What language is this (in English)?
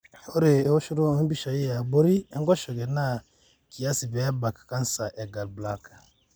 Masai